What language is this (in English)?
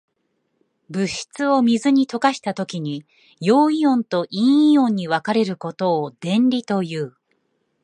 Japanese